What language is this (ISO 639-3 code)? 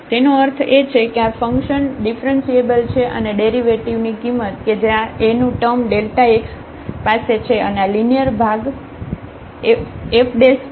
guj